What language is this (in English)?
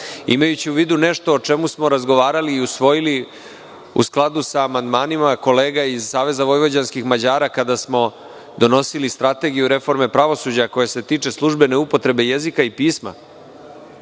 Serbian